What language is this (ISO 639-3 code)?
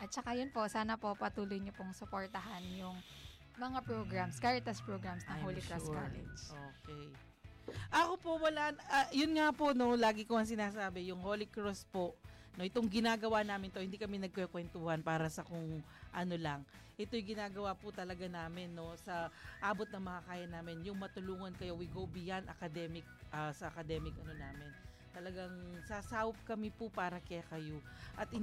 fil